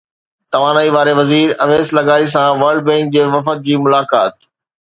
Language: Sindhi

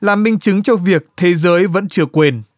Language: Vietnamese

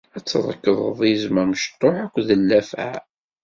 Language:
Kabyle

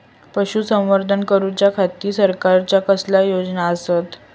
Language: Marathi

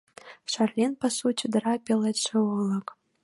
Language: Mari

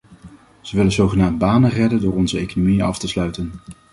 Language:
Dutch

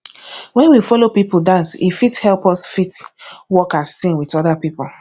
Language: Nigerian Pidgin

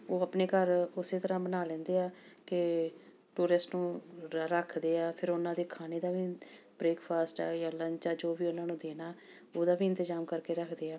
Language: Punjabi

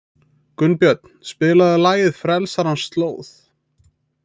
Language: Icelandic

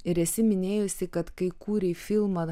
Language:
Lithuanian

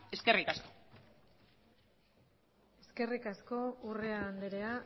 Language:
Basque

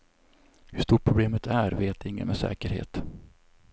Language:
Swedish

